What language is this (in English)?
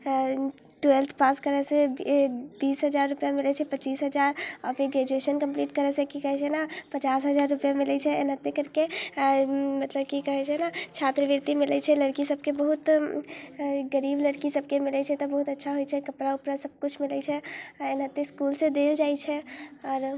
Maithili